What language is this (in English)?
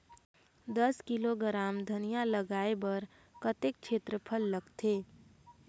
Chhattisgarhi